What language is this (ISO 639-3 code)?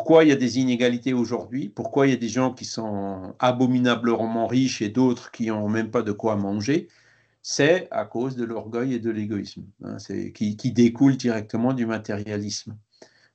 fra